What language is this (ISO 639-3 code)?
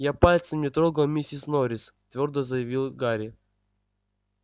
rus